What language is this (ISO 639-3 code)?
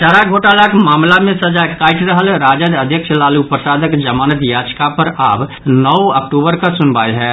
mai